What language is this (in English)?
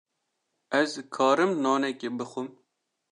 Kurdish